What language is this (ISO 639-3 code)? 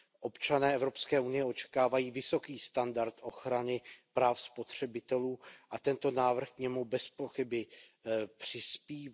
ces